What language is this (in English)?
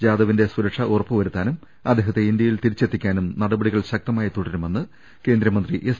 Malayalam